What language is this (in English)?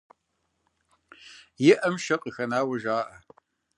Kabardian